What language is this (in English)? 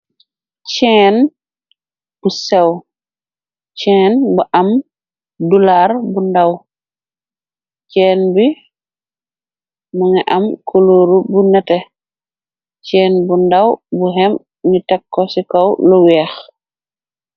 Wolof